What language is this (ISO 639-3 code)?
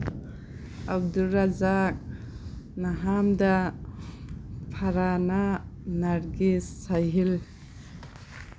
mni